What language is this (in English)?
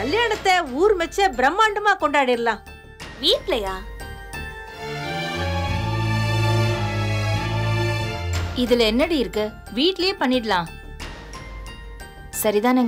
Romanian